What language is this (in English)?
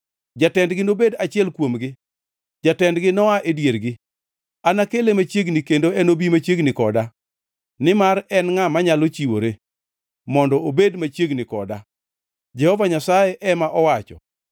Luo (Kenya and Tanzania)